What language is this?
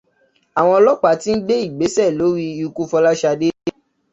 Yoruba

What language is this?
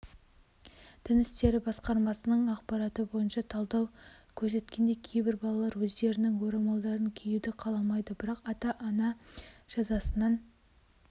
Kazakh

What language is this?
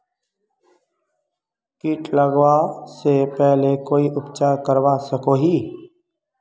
Magahi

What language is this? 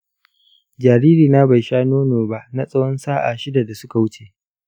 Hausa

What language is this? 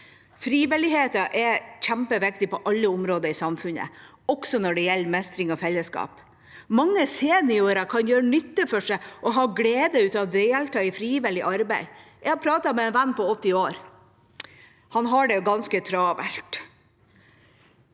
Norwegian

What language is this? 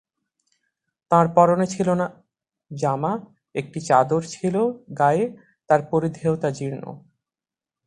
Bangla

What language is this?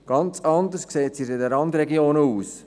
Swiss German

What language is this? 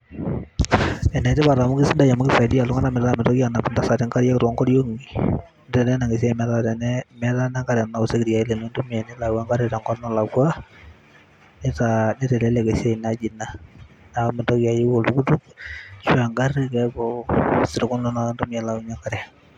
Masai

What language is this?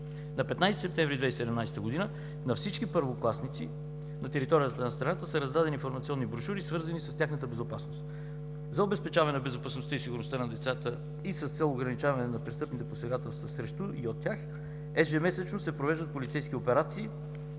Bulgarian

